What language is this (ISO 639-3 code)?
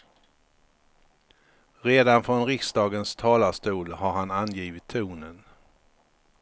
swe